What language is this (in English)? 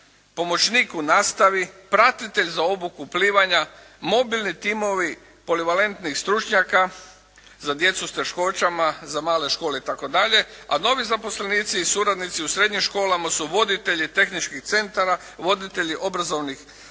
Croatian